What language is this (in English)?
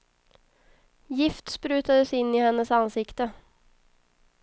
Swedish